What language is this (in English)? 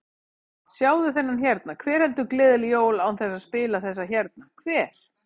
Icelandic